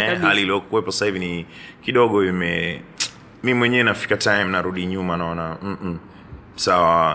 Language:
Swahili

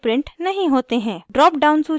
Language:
Hindi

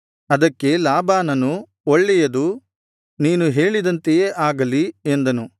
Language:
Kannada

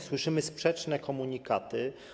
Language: Polish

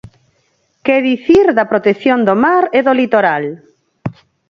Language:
Galician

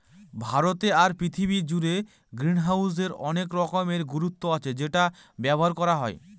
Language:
Bangla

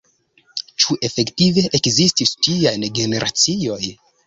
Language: Esperanto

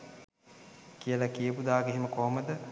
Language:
Sinhala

